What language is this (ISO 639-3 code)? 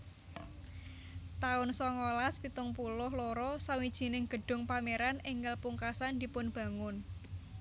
jav